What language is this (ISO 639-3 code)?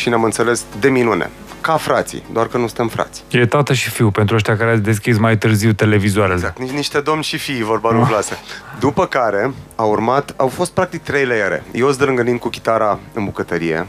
ron